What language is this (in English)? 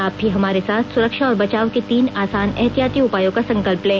Hindi